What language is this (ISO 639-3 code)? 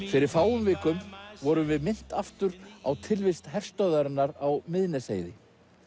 isl